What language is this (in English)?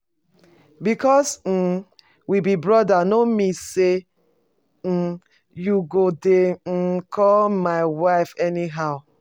Nigerian Pidgin